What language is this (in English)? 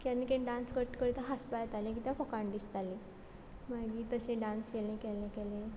Konkani